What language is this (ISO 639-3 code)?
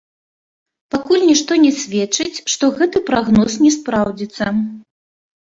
bel